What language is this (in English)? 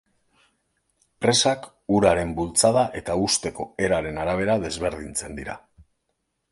Basque